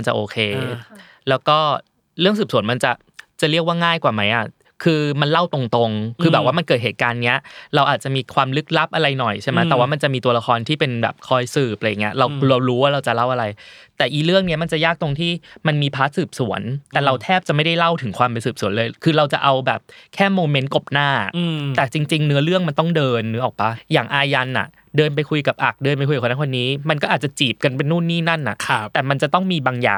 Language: Thai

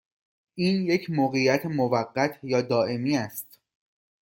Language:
Persian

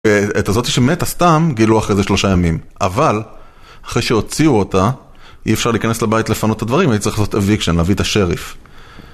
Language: Hebrew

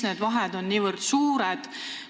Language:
Estonian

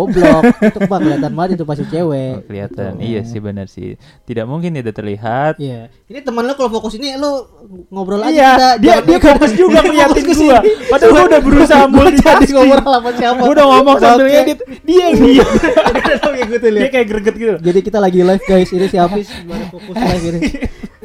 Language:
Indonesian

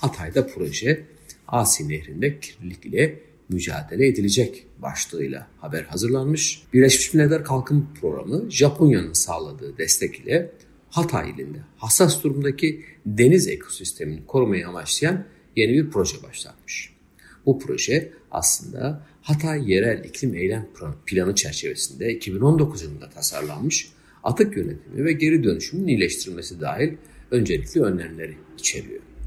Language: Turkish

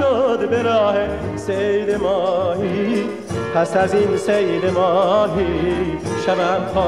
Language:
Persian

